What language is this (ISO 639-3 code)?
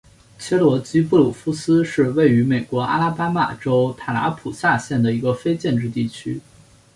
zho